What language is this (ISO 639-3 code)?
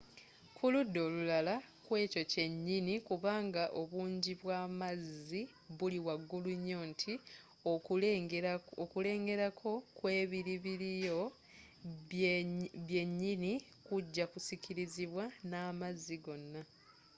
lug